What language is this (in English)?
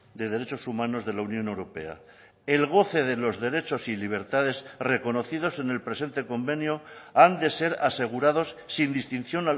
Spanish